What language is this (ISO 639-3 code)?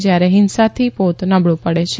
guj